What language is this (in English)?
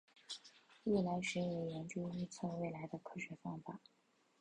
Chinese